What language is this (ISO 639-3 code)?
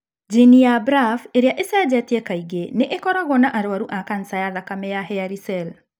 kik